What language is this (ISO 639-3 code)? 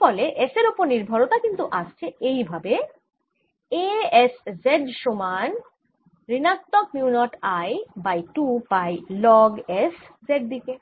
ben